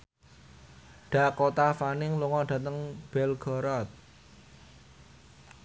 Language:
Javanese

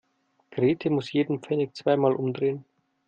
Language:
German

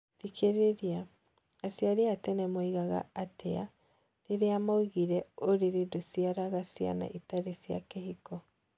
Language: Kikuyu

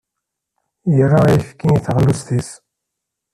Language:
Kabyle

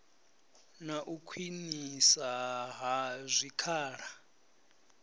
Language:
Venda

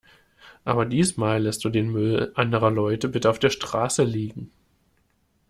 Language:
German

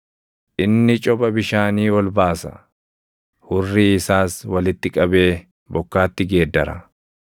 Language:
Oromo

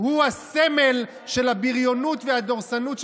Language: Hebrew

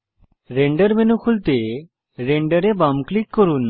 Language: Bangla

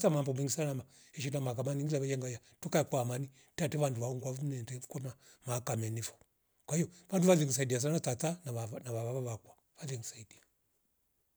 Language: Rombo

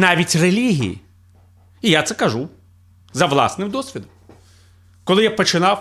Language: Ukrainian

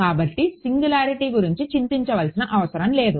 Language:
Telugu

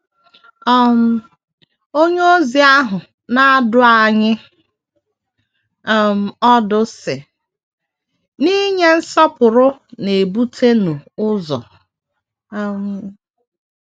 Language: Igbo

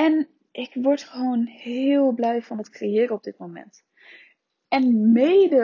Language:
Dutch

